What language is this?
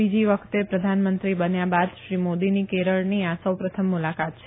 Gujarati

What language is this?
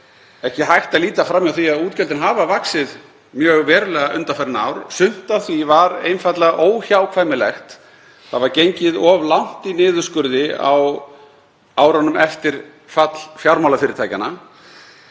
Icelandic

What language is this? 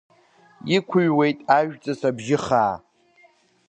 Abkhazian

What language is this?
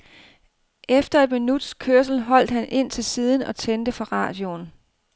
Danish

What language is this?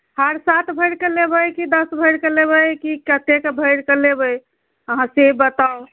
Maithili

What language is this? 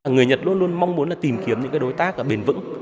Vietnamese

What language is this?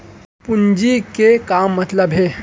Chhattisgarhi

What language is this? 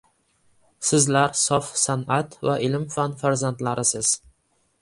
Uzbek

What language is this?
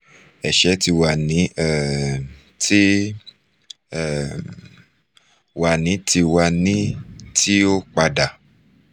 Yoruba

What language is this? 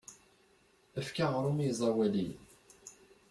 Kabyle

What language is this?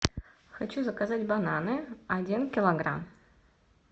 Russian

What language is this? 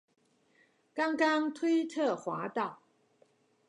Chinese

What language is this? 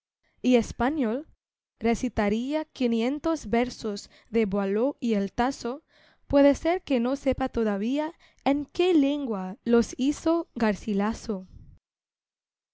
Spanish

